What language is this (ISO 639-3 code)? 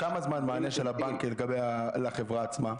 heb